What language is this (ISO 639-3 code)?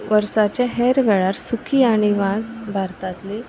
kok